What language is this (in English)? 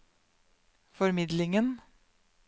Norwegian